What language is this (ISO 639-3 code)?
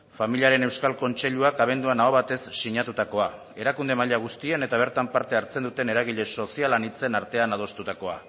eus